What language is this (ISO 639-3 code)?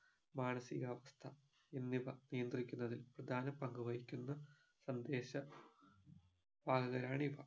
mal